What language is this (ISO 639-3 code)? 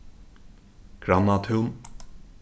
fao